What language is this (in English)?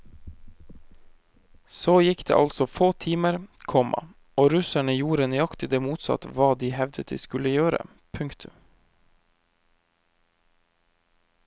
Norwegian